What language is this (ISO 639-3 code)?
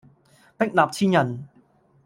yue